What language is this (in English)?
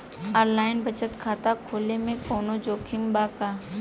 Bhojpuri